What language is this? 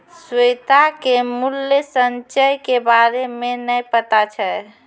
Maithili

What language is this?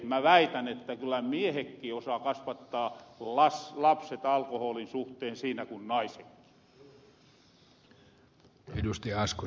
Finnish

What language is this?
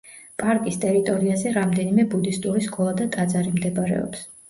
Georgian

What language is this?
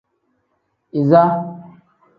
Tem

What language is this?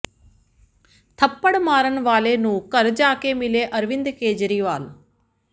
Punjabi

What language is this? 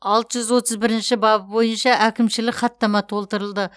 Kazakh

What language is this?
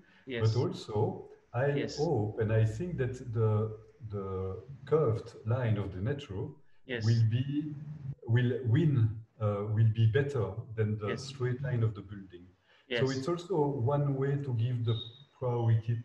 English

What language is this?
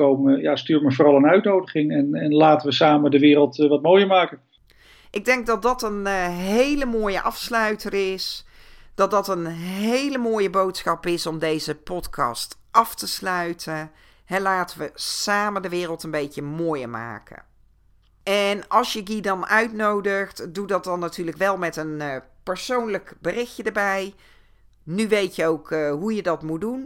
Dutch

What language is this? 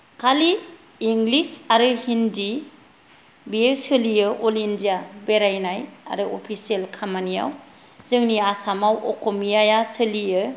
Bodo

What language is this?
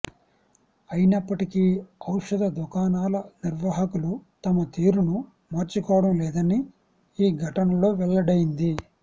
Telugu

